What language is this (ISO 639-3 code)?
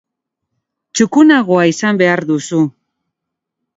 eus